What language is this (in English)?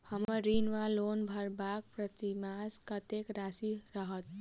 Maithili